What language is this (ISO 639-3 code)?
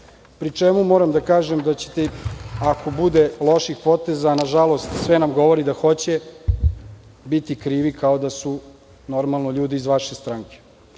srp